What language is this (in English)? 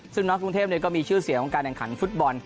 Thai